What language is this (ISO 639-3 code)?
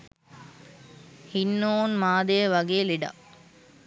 sin